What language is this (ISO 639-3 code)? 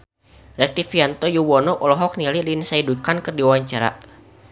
sun